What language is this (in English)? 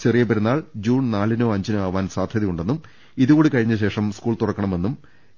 Malayalam